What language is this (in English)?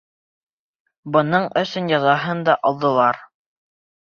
Bashkir